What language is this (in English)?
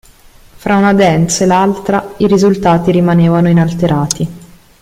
Italian